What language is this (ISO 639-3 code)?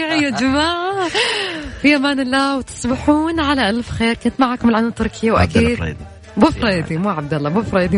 ara